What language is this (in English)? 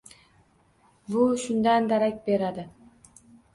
Uzbek